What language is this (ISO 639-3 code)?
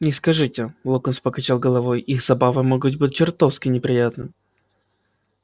rus